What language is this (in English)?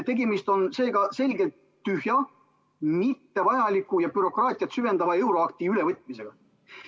Estonian